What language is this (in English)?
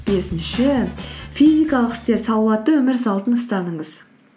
Kazakh